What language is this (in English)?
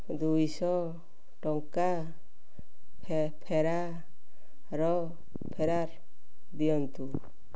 Odia